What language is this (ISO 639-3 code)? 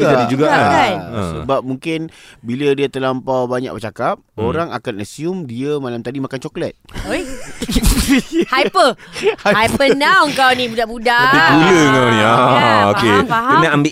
msa